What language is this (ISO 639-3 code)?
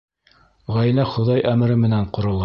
bak